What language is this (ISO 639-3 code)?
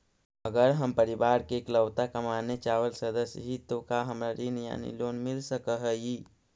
mag